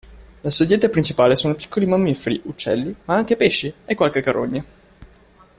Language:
Italian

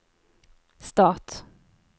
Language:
Norwegian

